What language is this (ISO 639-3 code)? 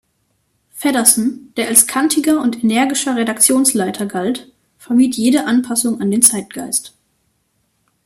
deu